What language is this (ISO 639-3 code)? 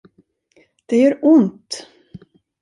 swe